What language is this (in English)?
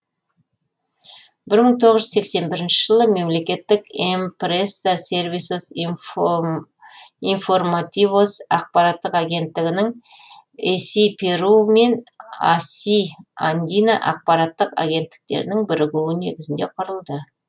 Kazakh